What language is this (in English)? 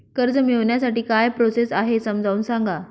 Marathi